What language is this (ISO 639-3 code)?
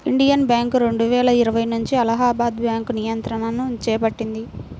tel